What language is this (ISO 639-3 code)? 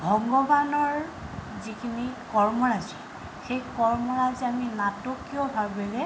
asm